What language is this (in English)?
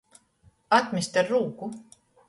Latgalian